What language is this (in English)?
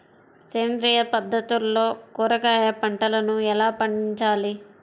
Telugu